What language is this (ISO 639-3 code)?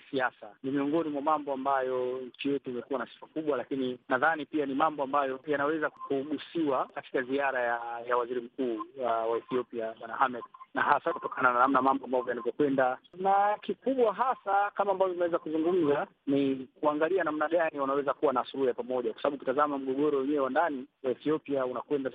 swa